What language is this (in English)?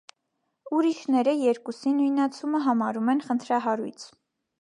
Armenian